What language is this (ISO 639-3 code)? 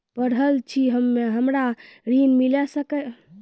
mai